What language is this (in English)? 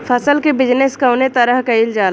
Bhojpuri